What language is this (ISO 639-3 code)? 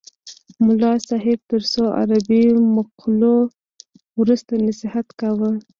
pus